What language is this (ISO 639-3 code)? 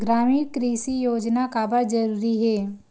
hne